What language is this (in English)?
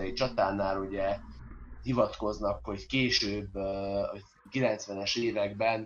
Hungarian